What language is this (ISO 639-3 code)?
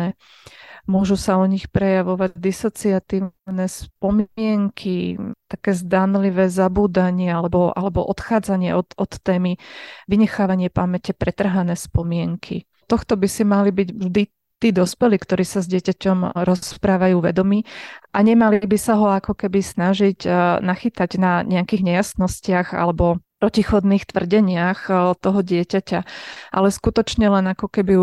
slk